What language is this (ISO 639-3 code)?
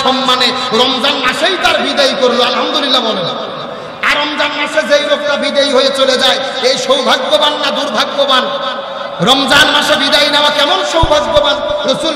ara